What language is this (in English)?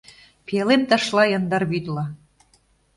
Mari